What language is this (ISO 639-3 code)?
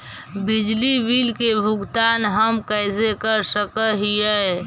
mag